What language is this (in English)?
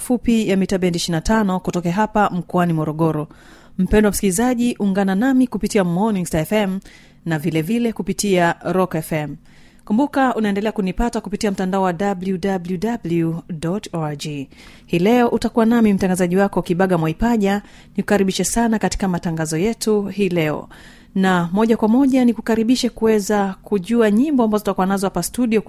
Swahili